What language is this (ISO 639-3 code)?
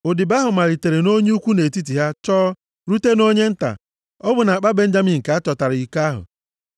ibo